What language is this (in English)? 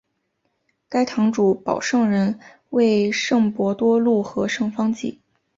Chinese